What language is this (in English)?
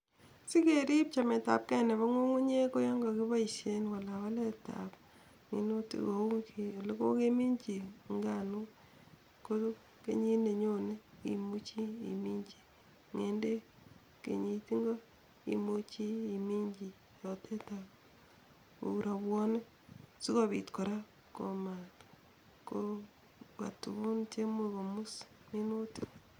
Kalenjin